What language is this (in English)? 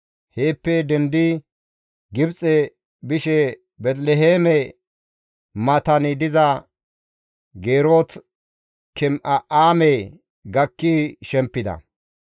Gamo